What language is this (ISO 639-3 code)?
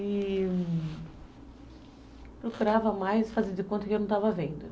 por